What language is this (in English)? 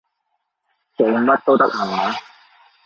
Cantonese